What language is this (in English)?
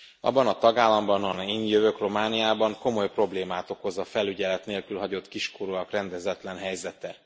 Hungarian